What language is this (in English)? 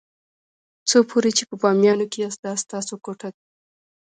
Pashto